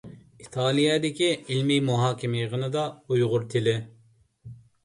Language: Uyghur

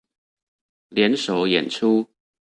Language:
Chinese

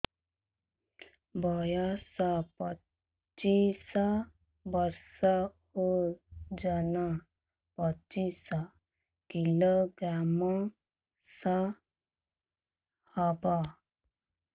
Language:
Odia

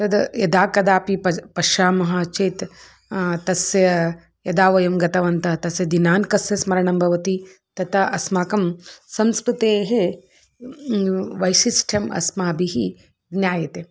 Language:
Sanskrit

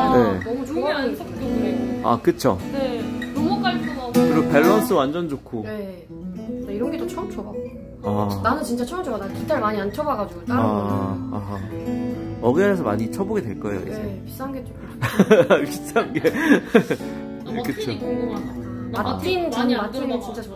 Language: Korean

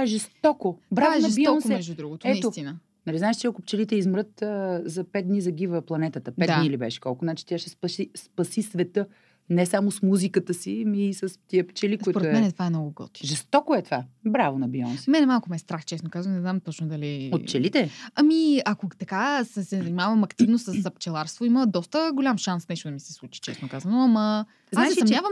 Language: Bulgarian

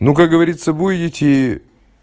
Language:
Russian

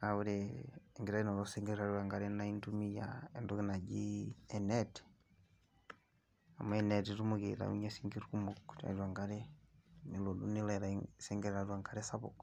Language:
Masai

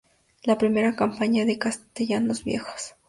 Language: Spanish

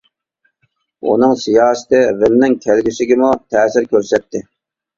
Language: Uyghur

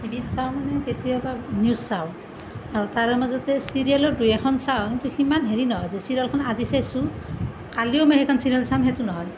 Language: Assamese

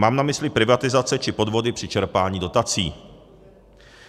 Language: Czech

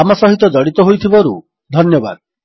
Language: Odia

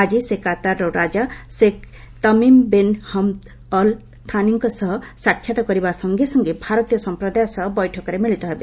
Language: Odia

